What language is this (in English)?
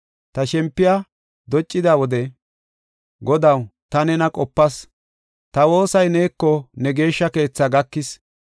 Gofa